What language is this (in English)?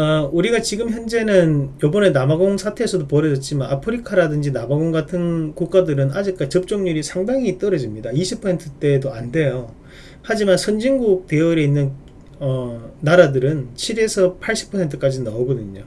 Korean